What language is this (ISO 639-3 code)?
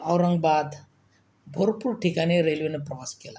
mar